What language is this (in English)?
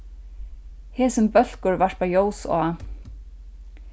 Faroese